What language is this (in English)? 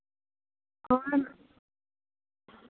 Santali